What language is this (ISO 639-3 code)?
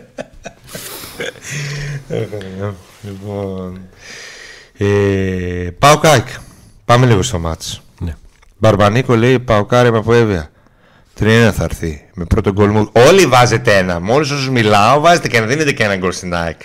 ell